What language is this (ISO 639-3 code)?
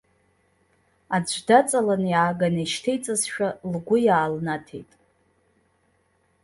abk